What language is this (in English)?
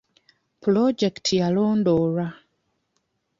Ganda